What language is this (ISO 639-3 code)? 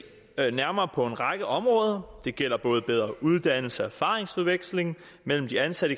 dan